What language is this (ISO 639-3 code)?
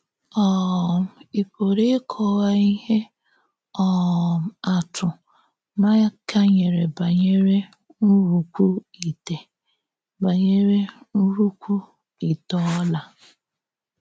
ibo